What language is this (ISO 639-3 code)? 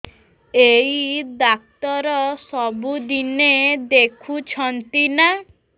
ori